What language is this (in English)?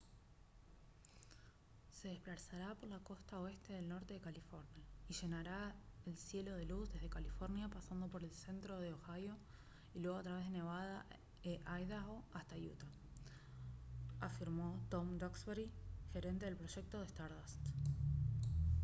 Spanish